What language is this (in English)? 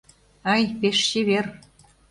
Mari